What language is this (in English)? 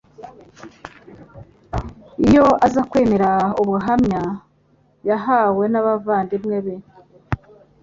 Kinyarwanda